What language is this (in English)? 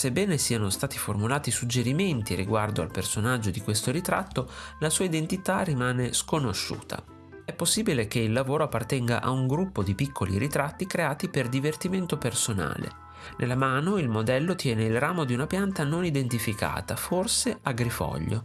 Italian